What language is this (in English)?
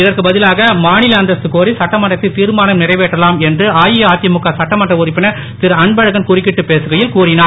Tamil